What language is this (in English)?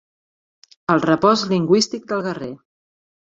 Catalan